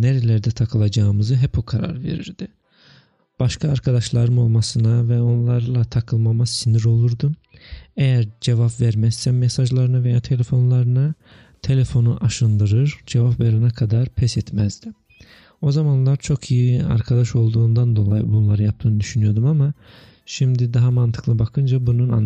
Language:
Turkish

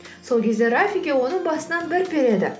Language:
Kazakh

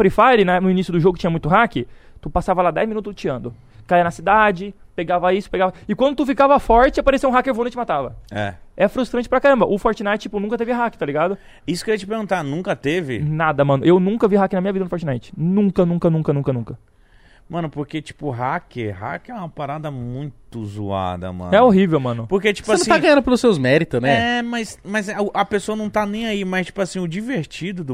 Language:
Portuguese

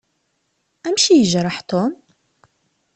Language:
Kabyle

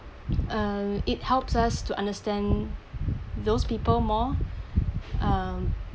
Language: English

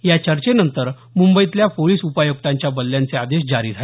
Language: Marathi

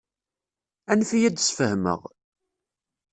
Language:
Kabyle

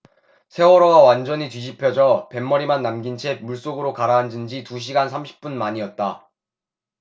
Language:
Korean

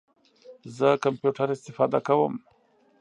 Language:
Pashto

